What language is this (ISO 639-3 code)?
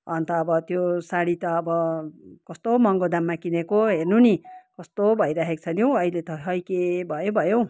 nep